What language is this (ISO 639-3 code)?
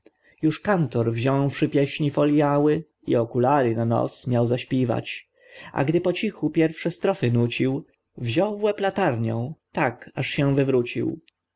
pol